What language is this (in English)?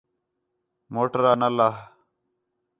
Khetrani